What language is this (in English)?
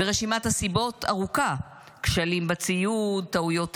Hebrew